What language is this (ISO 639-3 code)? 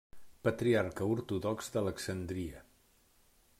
cat